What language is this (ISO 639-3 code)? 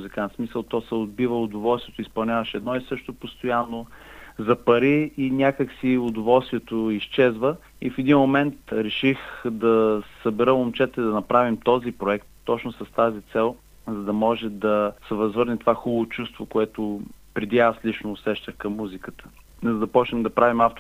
bul